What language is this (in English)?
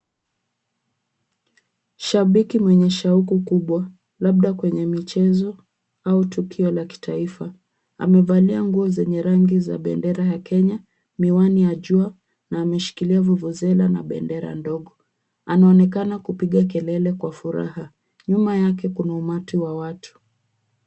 Swahili